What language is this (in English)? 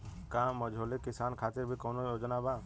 Bhojpuri